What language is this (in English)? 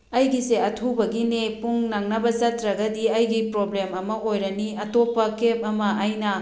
Manipuri